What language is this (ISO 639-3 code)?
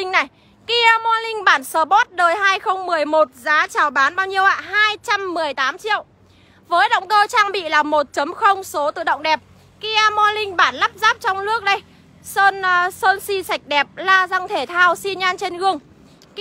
vie